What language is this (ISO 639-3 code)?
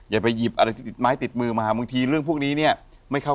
tha